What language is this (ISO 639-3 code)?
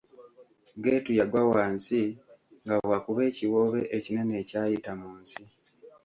lug